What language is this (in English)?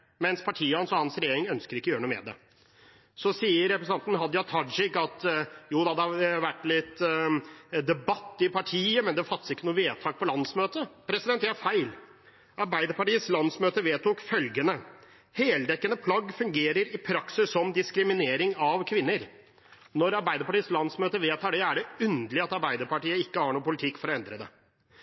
Norwegian Bokmål